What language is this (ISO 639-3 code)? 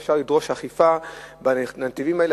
heb